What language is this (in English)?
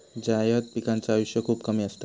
Marathi